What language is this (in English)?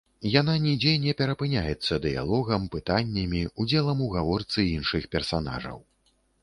Belarusian